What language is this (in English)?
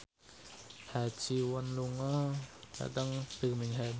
Javanese